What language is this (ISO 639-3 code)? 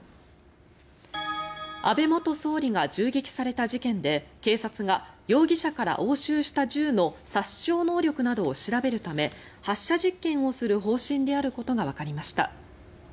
jpn